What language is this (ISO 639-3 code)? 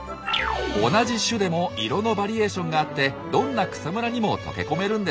jpn